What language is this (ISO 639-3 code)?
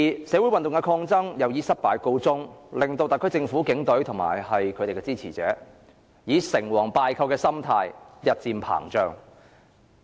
yue